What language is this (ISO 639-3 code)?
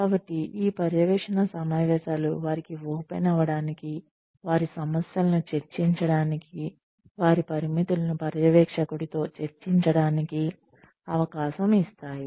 tel